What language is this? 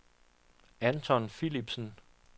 Danish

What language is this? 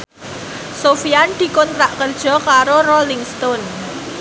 Javanese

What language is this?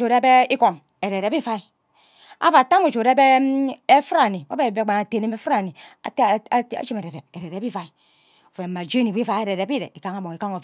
Ubaghara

